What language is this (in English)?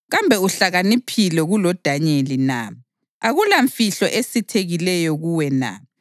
North Ndebele